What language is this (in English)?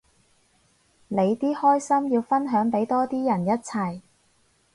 Cantonese